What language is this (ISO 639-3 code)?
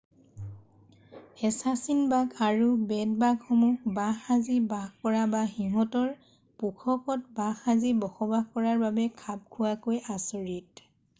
asm